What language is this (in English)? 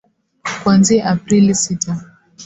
Swahili